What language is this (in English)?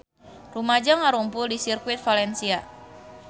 Sundanese